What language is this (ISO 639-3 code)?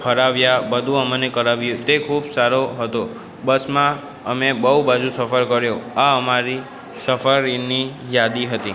guj